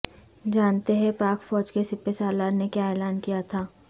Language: Urdu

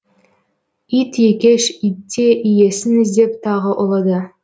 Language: Kazakh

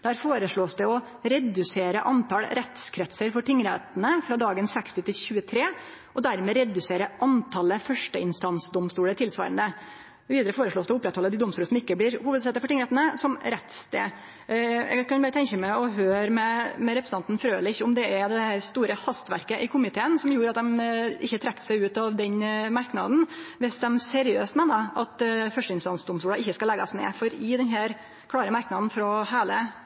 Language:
Norwegian Nynorsk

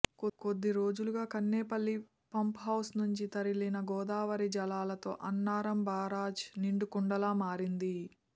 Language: Telugu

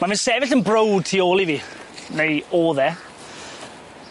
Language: Welsh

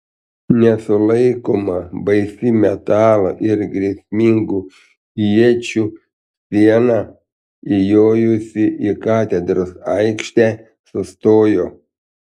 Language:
Lithuanian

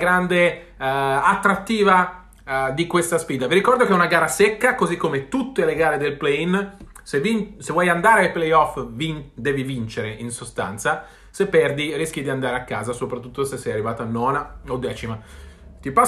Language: Italian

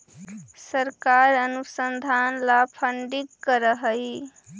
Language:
Magahi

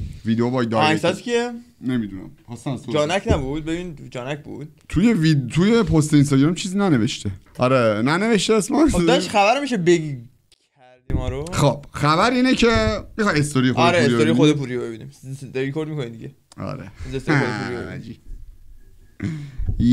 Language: Persian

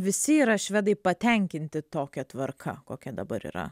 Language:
Lithuanian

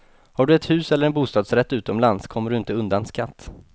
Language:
Swedish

